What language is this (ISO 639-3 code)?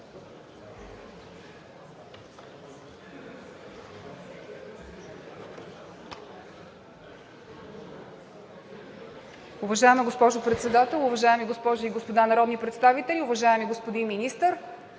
bul